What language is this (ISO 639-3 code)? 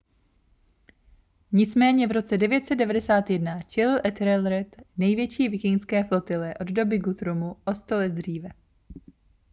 ces